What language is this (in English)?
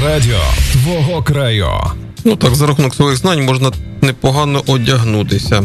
Ukrainian